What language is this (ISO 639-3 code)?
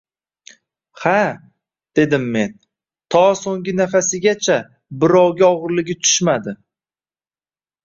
uzb